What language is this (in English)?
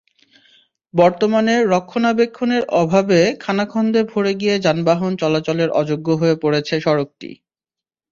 Bangla